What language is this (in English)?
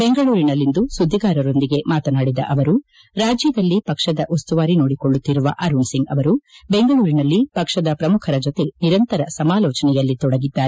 Kannada